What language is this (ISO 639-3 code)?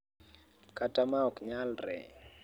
luo